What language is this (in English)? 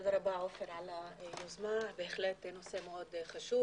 Hebrew